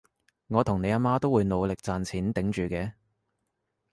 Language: Cantonese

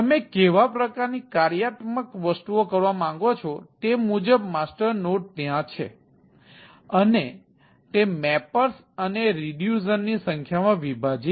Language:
Gujarati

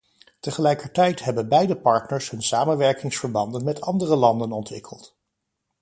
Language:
Dutch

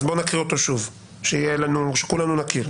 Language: Hebrew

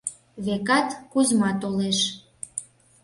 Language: Mari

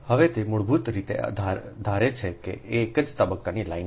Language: Gujarati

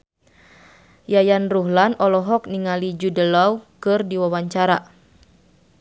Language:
Sundanese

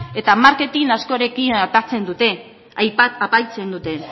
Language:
Basque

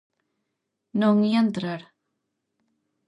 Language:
Galician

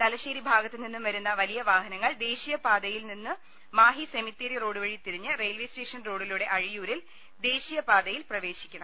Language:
Malayalam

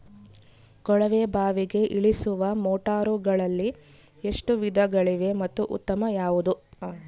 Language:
Kannada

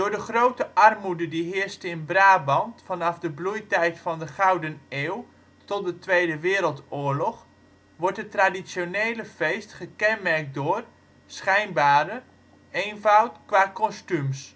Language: Dutch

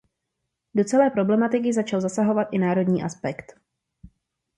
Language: Czech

